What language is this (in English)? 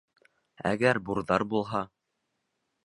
Bashkir